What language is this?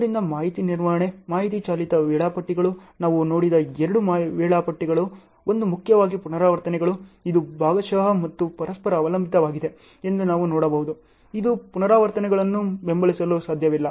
Kannada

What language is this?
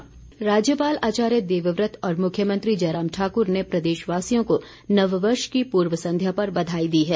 Hindi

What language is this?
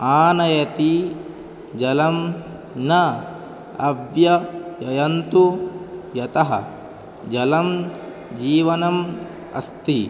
Sanskrit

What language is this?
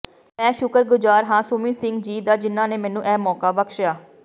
Punjabi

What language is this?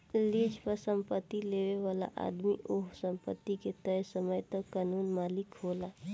Bhojpuri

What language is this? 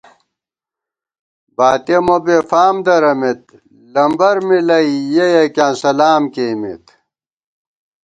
Gawar-Bati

